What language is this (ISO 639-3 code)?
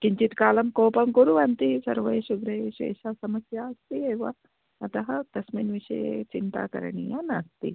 san